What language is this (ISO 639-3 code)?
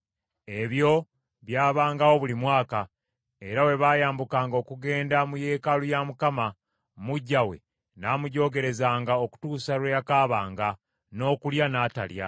lug